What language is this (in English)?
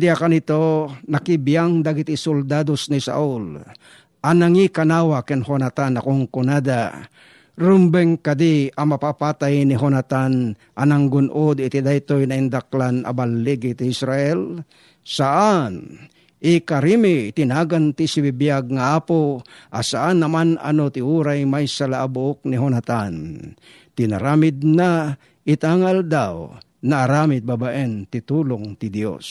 Filipino